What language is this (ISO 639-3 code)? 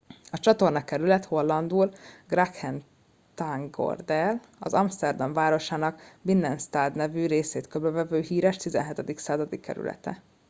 hun